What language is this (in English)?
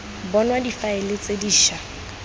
Tswana